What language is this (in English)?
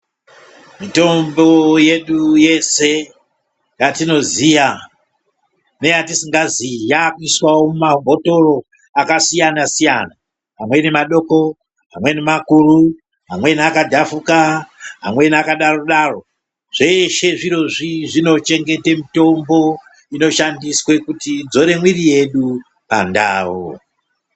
Ndau